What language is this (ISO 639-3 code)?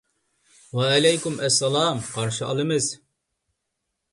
uig